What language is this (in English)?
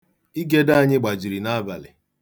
Igbo